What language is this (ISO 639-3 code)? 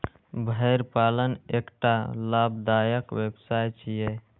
mai